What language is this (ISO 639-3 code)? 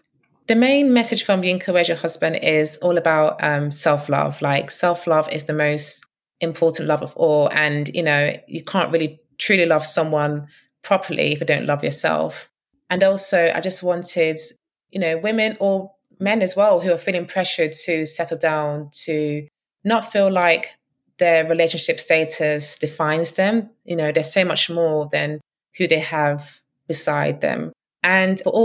eng